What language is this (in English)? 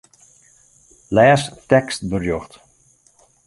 Western Frisian